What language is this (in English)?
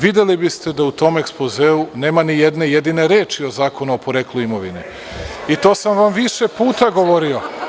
Serbian